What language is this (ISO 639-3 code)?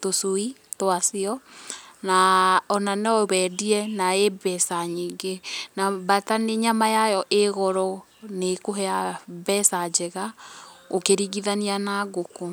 kik